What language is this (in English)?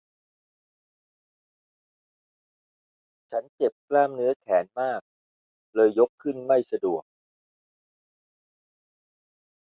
Thai